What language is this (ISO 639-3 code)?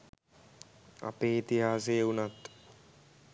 sin